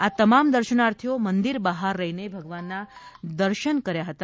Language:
Gujarati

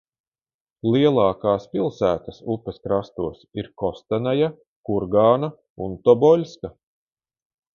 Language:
Latvian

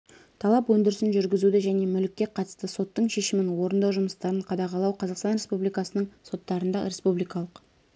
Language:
Kazakh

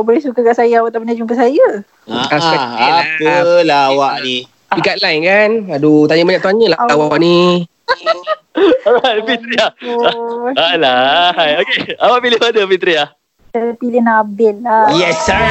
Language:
Malay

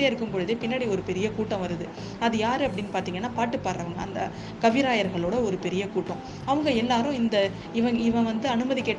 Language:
Tamil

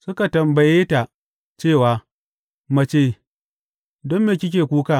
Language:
Hausa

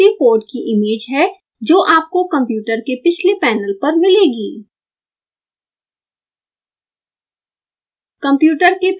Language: Hindi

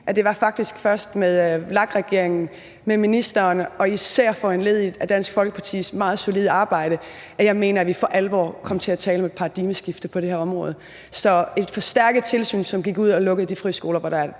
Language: Danish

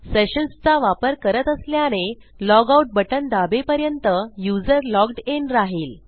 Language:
Marathi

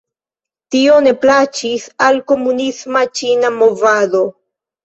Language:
Esperanto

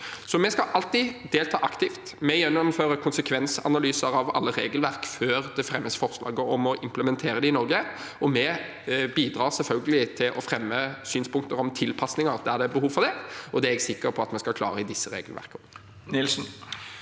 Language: Norwegian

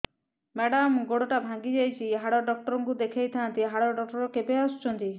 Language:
Odia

